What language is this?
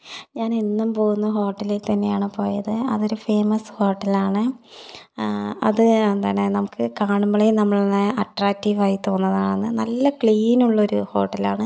Malayalam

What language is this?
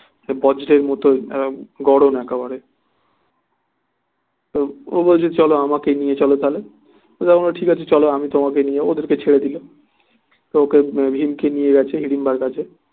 Bangla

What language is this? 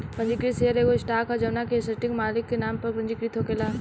Bhojpuri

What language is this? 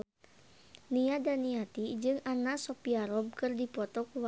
Sundanese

